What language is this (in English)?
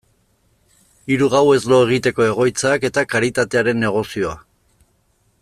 Basque